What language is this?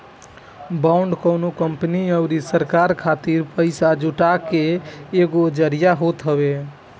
Bhojpuri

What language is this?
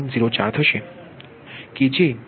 Gujarati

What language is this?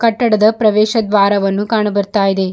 Kannada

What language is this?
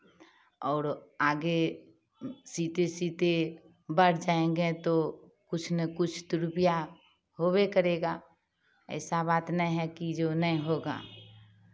Hindi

